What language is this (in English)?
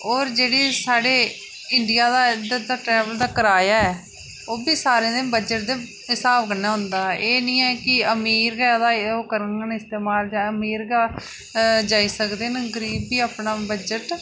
Dogri